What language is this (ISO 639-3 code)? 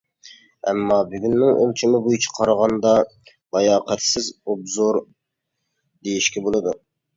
uig